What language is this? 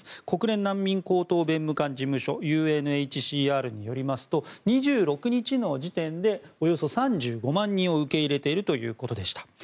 Japanese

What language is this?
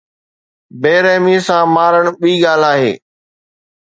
Sindhi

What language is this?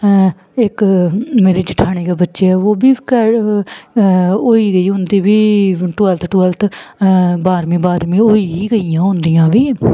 Dogri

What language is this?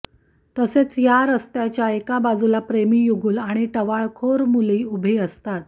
Marathi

